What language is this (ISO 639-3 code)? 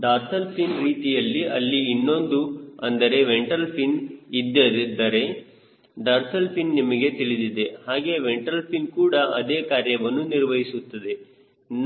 kan